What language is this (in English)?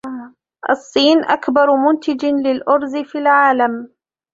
Arabic